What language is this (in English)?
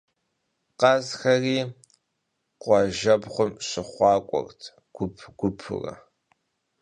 Kabardian